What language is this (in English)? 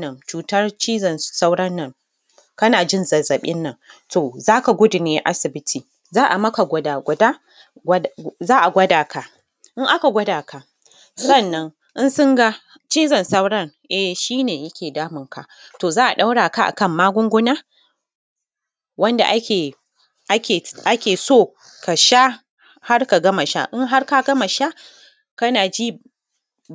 Hausa